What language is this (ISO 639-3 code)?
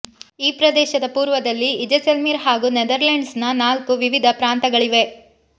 kan